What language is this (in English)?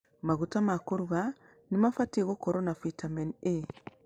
Kikuyu